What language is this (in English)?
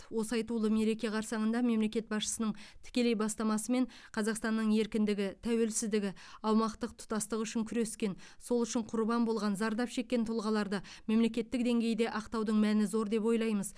Kazakh